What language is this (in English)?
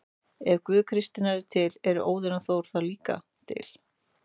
Icelandic